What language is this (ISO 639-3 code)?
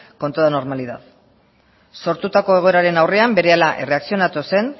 eus